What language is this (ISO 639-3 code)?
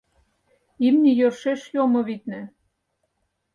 chm